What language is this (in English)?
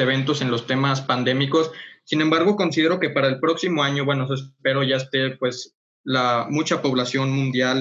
Spanish